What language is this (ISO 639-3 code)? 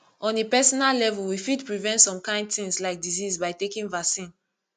pcm